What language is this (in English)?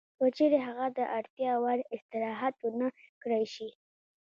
Pashto